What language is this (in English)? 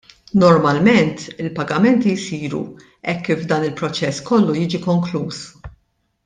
Maltese